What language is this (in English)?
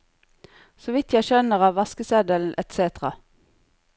Norwegian